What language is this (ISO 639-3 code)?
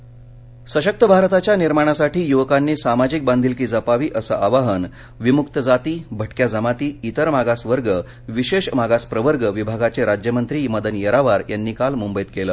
mar